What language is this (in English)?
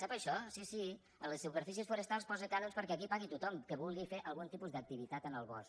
Catalan